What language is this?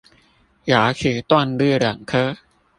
Chinese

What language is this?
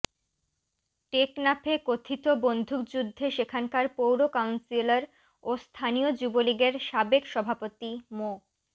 Bangla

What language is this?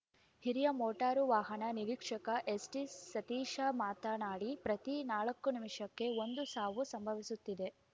Kannada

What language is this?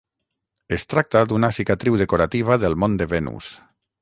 Catalan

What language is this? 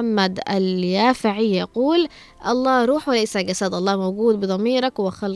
Arabic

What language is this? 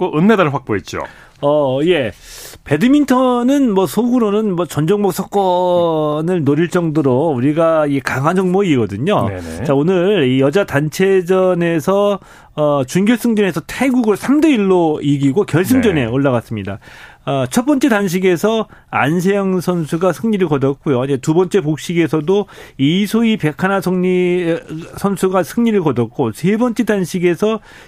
Korean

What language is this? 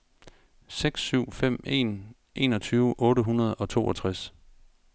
Danish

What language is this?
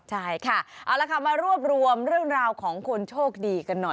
Thai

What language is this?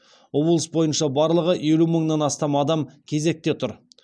Kazakh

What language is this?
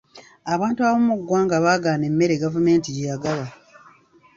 Ganda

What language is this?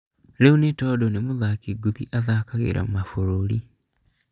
Kikuyu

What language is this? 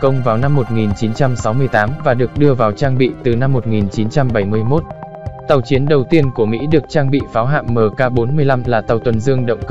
Vietnamese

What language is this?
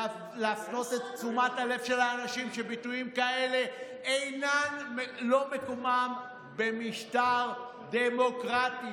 Hebrew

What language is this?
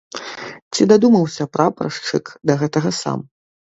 Belarusian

